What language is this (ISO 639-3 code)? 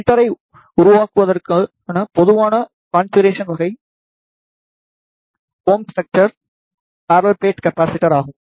tam